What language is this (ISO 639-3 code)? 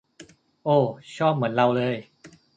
tha